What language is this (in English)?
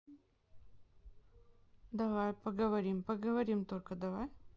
Russian